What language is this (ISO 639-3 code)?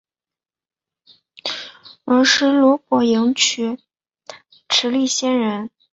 zho